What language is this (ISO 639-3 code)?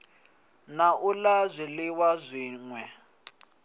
ven